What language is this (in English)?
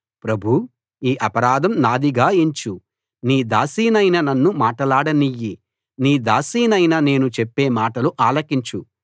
Telugu